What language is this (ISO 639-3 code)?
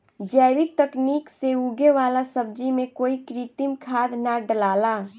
bho